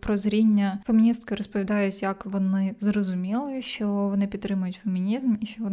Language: Ukrainian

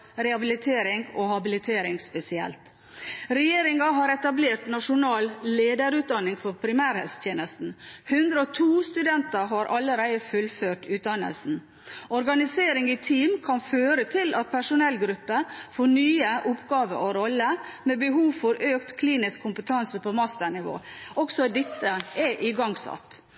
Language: Norwegian Bokmål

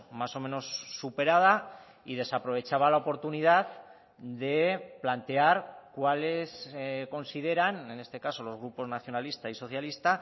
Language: Spanish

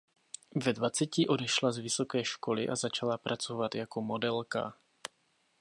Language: Czech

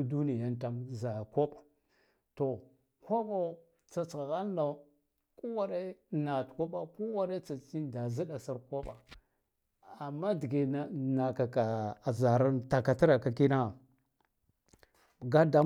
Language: Guduf-Gava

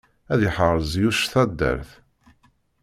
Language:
Kabyle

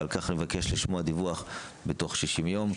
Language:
Hebrew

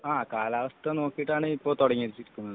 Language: Malayalam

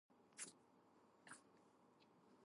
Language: English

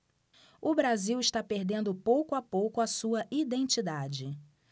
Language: Portuguese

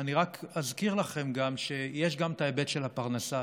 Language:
Hebrew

